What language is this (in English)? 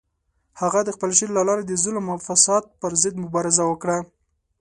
Pashto